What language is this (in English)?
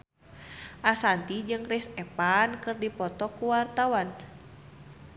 Sundanese